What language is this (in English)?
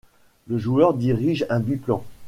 French